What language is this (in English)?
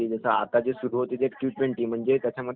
Marathi